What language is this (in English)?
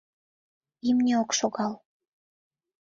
Mari